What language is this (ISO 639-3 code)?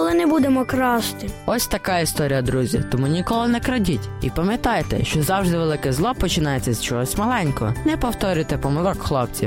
ukr